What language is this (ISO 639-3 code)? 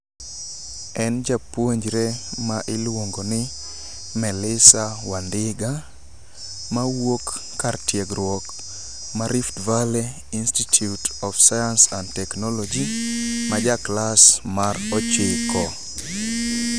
luo